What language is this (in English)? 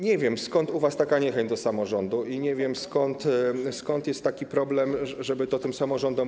Polish